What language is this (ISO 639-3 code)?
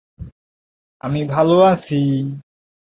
ben